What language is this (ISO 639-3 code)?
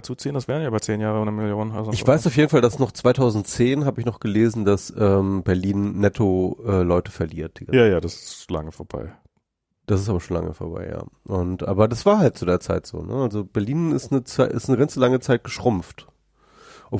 deu